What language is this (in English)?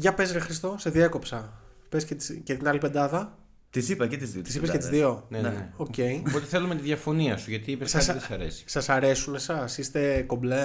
Greek